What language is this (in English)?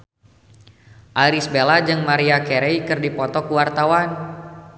Sundanese